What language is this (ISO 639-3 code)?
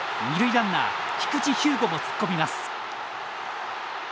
jpn